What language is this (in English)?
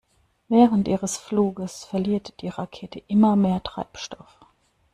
German